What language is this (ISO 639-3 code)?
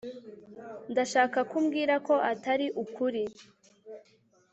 kin